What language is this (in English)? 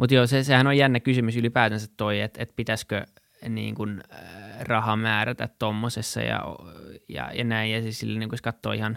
Finnish